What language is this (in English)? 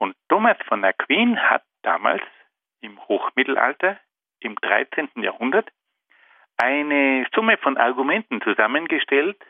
German